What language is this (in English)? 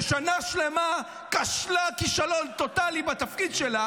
Hebrew